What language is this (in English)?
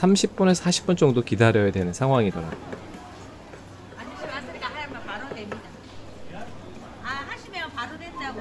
Korean